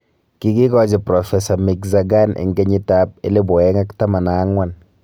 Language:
Kalenjin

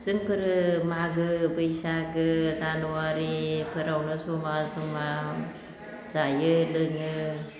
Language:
Bodo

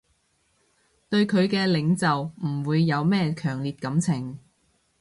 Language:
Cantonese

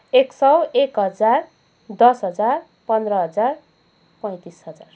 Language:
Nepali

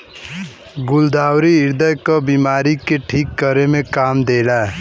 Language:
Bhojpuri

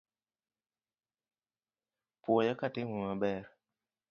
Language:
Luo (Kenya and Tanzania)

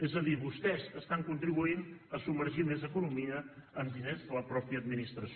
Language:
Catalan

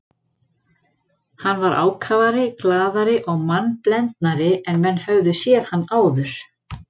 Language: Icelandic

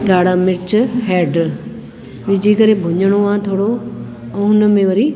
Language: Sindhi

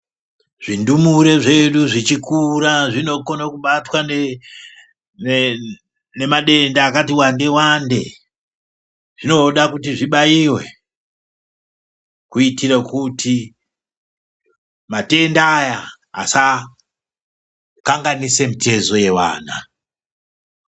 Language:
Ndau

